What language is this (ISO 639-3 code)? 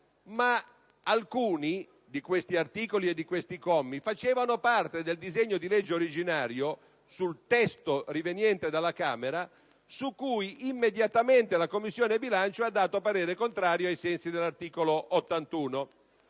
ita